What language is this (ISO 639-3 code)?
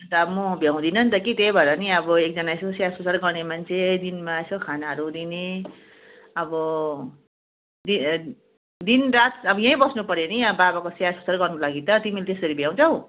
nep